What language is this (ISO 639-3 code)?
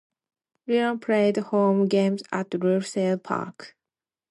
eng